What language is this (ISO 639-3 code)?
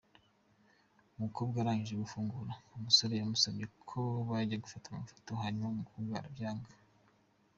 kin